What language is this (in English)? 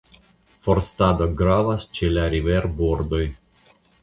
Esperanto